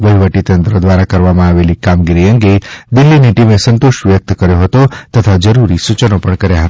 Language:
Gujarati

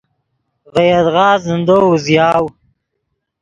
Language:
Yidgha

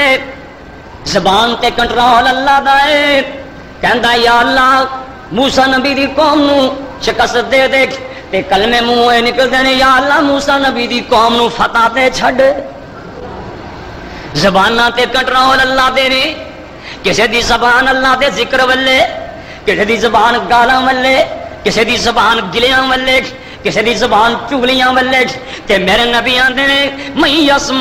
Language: Hindi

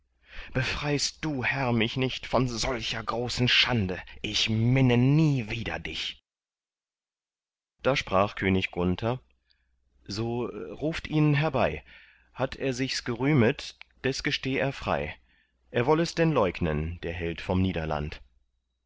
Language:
German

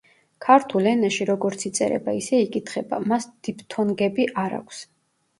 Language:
Georgian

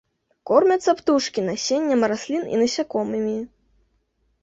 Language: Belarusian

